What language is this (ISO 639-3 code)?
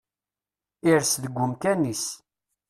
kab